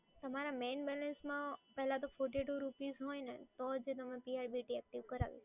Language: Gujarati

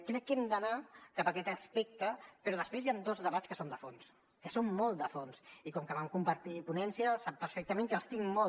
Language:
Catalan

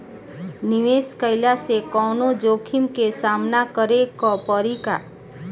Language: Bhojpuri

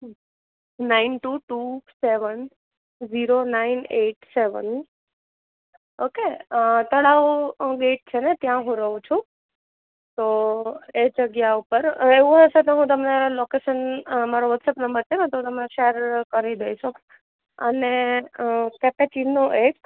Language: Gujarati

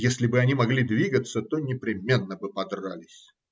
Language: Russian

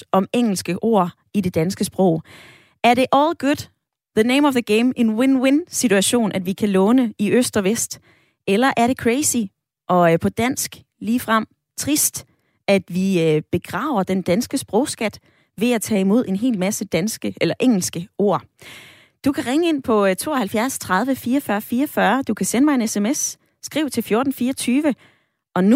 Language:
Danish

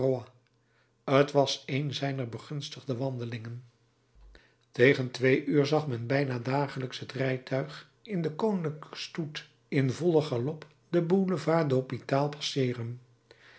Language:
Dutch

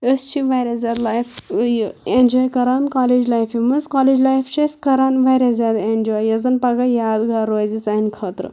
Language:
Kashmiri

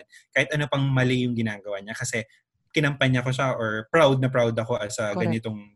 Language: Filipino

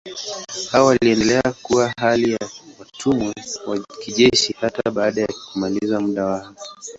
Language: Swahili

